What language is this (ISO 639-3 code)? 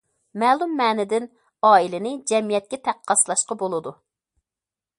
uig